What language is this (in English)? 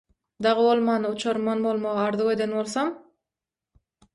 Turkmen